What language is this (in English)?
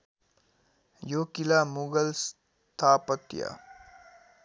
Nepali